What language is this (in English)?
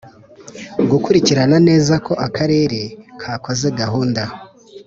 Kinyarwanda